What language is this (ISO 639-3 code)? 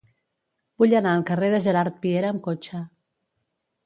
cat